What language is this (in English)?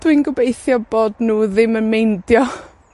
Welsh